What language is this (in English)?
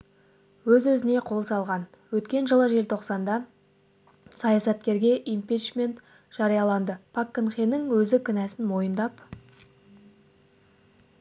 Kazakh